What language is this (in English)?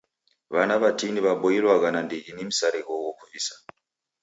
Taita